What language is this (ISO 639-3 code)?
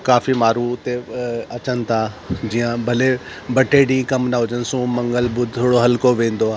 snd